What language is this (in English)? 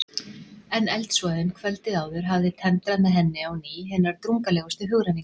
Icelandic